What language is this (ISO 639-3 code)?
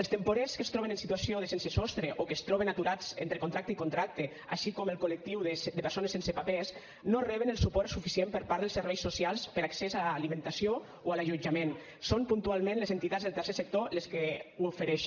cat